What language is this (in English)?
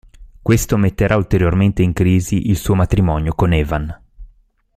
Italian